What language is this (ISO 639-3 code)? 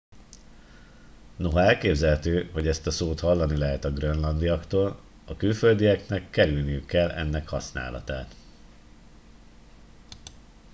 hun